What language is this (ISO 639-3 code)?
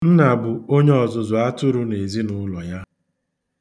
ibo